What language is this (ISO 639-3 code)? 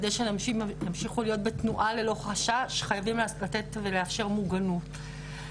heb